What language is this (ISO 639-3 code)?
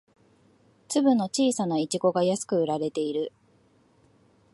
jpn